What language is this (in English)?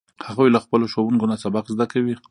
Pashto